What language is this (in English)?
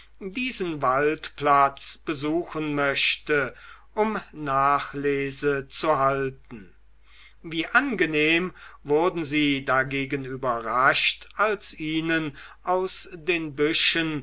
German